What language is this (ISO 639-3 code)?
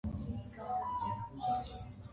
hye